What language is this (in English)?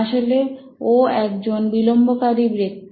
Bangla